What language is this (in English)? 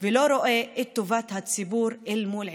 Hebrew